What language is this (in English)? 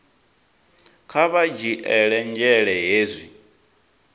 Venda